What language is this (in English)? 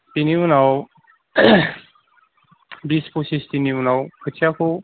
Bodo